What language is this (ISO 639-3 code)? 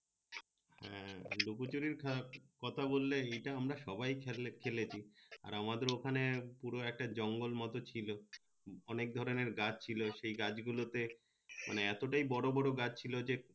ben